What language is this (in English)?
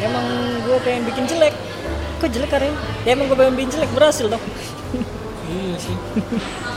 Indonesian